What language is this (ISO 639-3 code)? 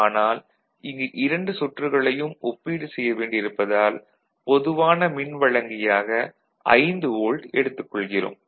tam